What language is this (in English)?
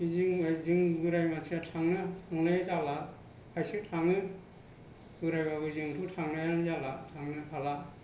Bodo